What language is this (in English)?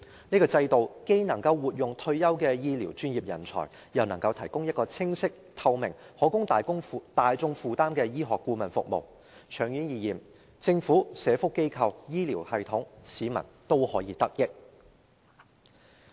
Cantonese